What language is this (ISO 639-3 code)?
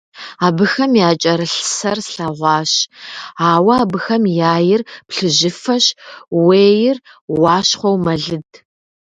kbd